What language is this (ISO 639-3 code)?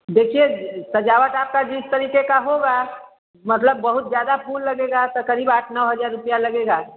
hin